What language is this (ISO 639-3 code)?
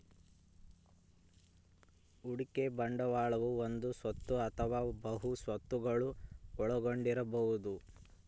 kan